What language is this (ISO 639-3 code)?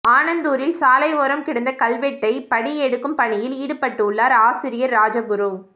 tam